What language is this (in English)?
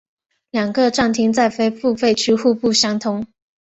Chinese